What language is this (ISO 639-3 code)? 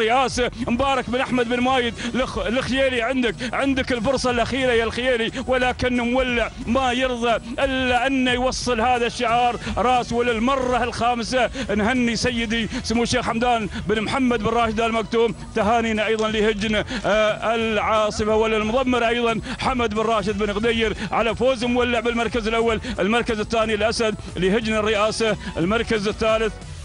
ara